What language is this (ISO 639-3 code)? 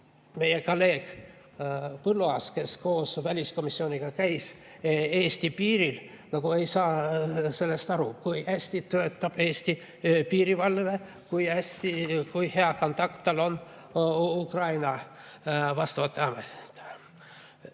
est